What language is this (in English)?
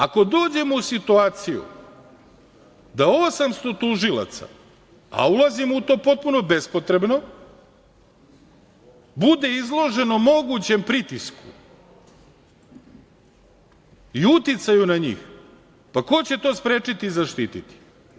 Serbian